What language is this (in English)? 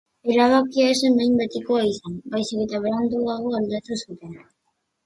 Basque